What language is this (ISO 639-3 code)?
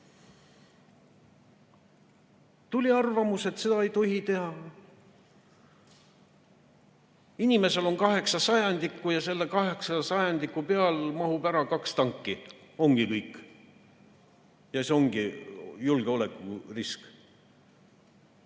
est